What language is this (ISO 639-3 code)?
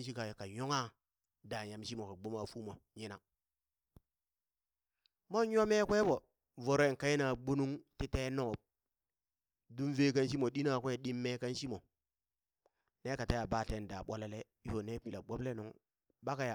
bys